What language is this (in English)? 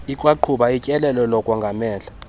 Xhosa